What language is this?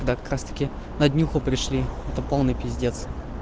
Russian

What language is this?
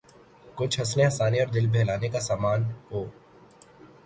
Urdu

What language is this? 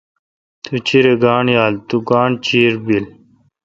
Kalkoti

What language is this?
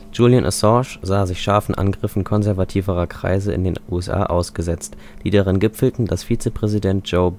German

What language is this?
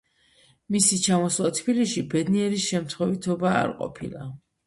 Georgian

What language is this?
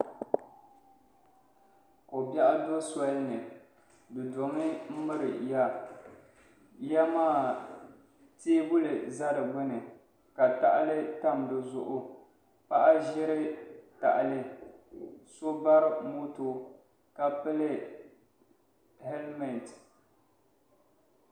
Dagbani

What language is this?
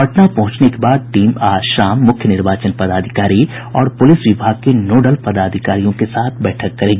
Hindi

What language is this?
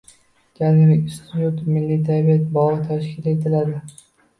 Uzbek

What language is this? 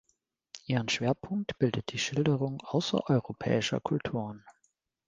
German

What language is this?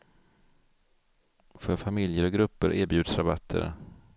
Swedish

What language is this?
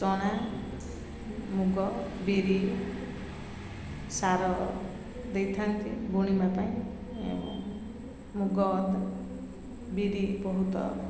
Odia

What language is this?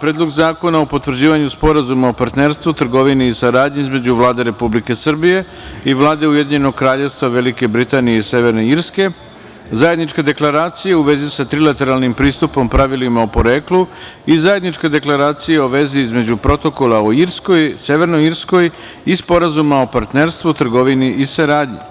Serbian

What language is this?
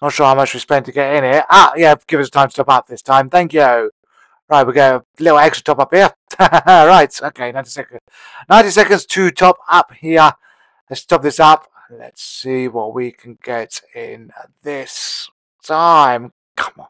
English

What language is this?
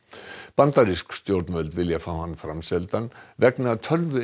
Icelandic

